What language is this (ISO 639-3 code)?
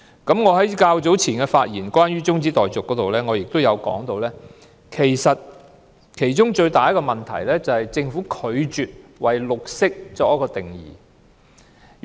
yue